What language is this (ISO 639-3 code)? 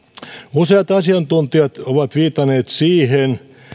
fin